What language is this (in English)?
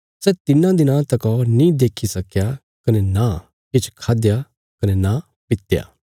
Bilaspuri